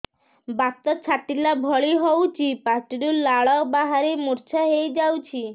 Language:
Odia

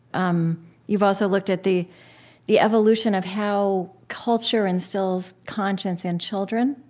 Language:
English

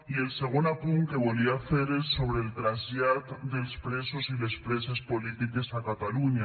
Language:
Catalan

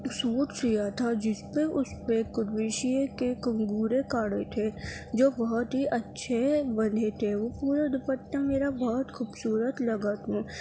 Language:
Urdu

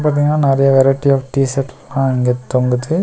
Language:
Tamil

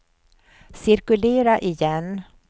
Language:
Swedish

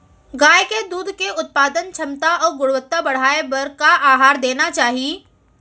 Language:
Chhattisgarhi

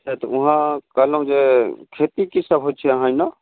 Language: Maithili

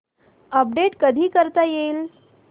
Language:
Marathi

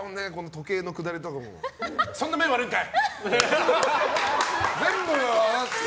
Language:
Japanese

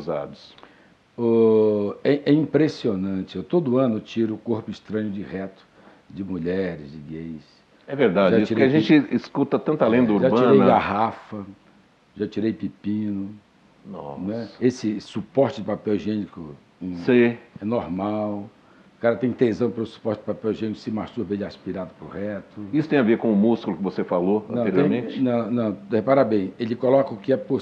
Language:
Portuguese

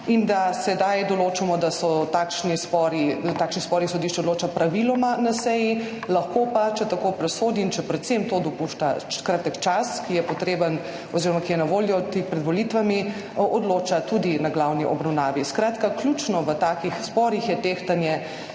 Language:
Slovenian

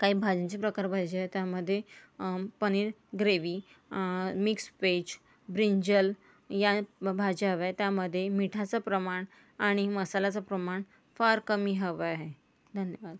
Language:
Marathi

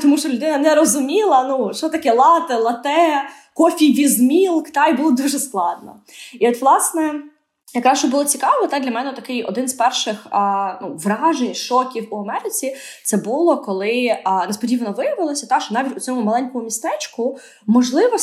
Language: Ukrainian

